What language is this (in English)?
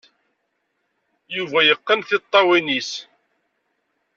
Kabyle